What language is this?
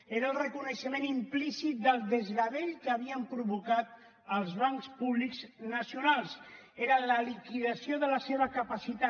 Catalan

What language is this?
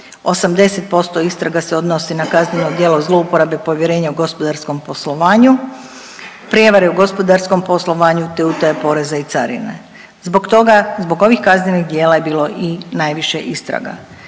Croatian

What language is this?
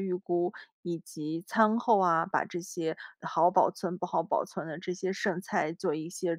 Chinese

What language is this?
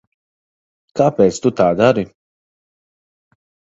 Latvian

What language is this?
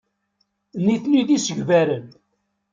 Kabyle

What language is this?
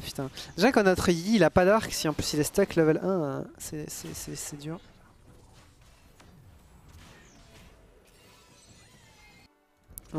French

